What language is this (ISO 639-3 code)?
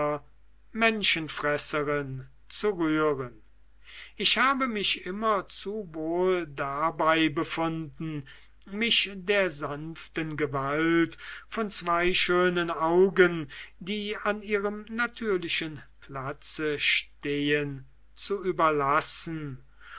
deu